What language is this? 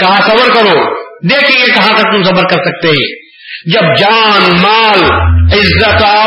Urdu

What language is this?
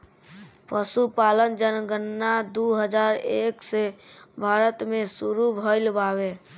Bhojpuri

